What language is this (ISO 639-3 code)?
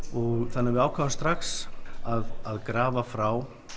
isl